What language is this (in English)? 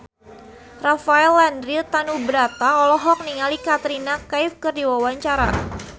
Sundanese